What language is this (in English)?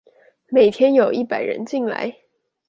Chinese